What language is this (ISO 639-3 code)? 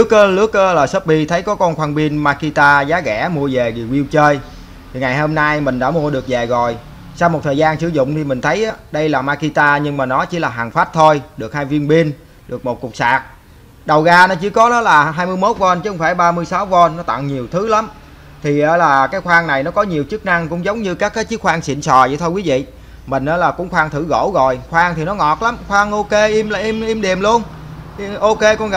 vie